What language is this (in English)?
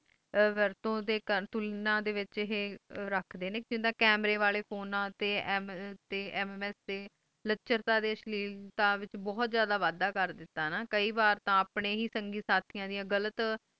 Punjabi